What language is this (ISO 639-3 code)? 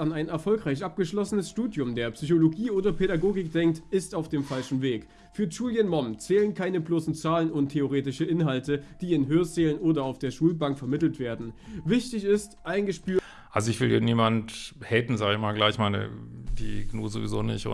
deu